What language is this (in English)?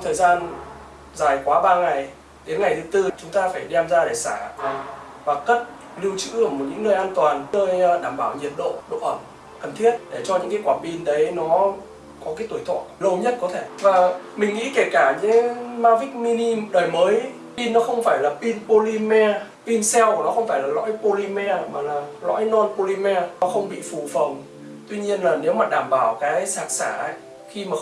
Vietnamese